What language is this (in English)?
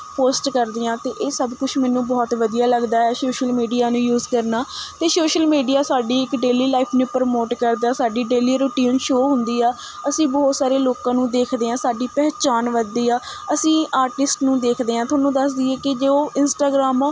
Punjabi